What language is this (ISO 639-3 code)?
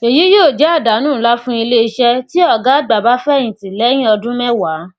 yor